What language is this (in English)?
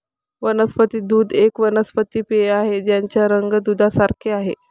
Marathi